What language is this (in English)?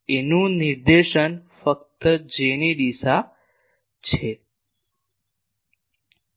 Gujarati